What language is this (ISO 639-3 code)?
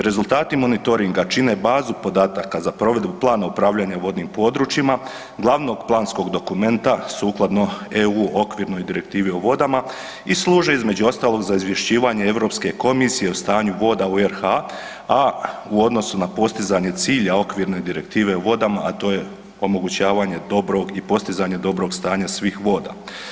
hrv